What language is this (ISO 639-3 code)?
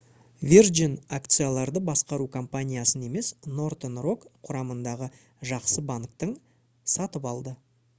kaz